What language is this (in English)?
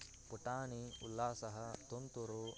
Sanskrit